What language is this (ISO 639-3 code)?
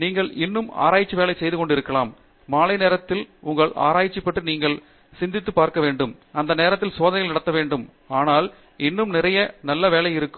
tam